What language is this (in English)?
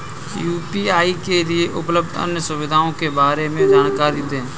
Hindi